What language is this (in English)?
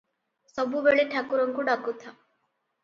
Odia